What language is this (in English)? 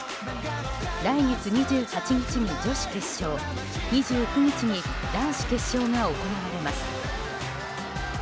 Japanese